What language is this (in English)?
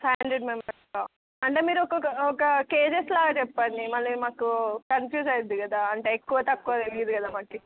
Telugu